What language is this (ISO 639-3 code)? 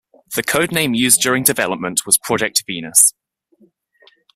eng